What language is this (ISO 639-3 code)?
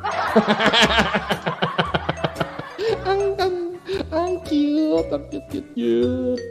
fil